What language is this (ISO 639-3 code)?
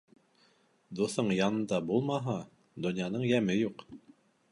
bak